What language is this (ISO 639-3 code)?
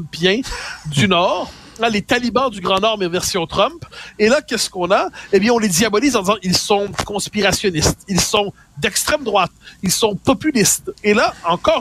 fra